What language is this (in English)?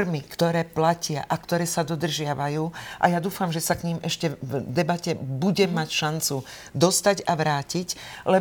Slovak